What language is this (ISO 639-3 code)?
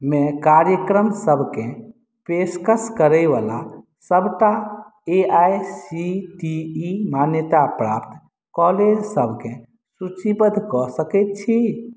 mai